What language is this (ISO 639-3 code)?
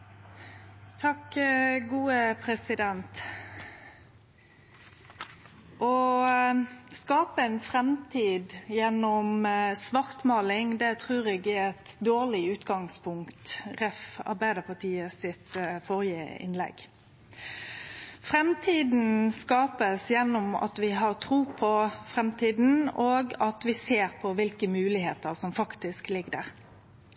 nno